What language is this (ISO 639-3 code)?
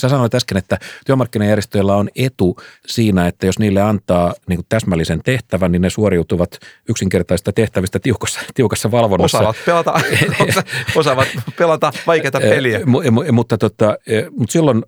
fin